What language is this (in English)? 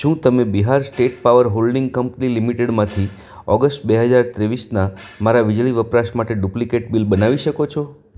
Gujarati